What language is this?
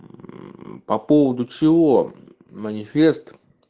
Russian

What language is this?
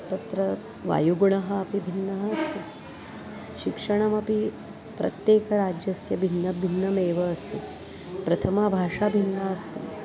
Sanskrit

